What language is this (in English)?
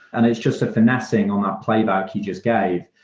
English